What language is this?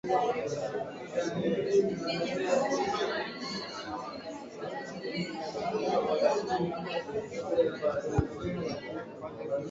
English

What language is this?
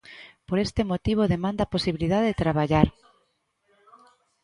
Galician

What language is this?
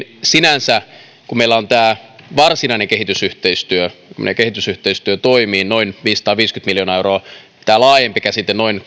Finnish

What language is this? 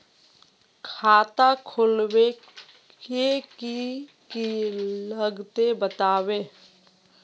Magahi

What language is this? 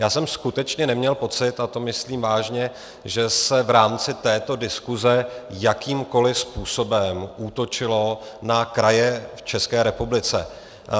Czech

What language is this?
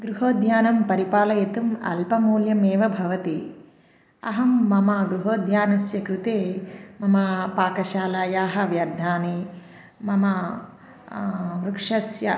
Sanskrit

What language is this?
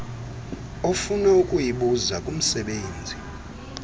Xhosa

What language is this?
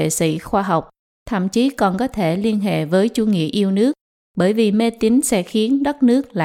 Vietnamese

